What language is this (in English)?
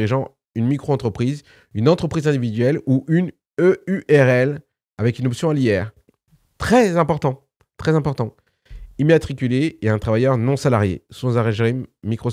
French